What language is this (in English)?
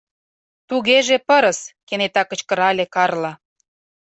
Mari